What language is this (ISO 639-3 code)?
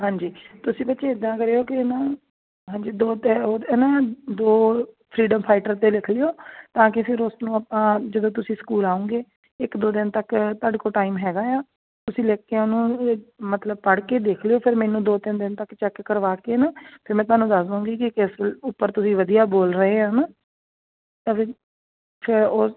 pan